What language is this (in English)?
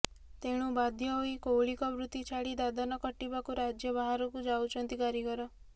Odia